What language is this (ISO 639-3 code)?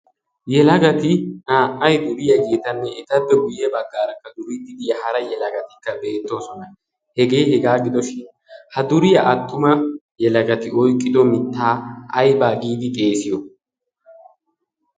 wal